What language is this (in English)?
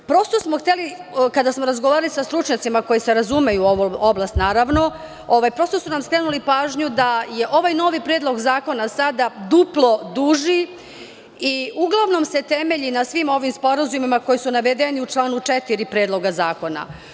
Serbian